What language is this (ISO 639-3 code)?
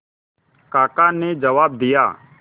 hin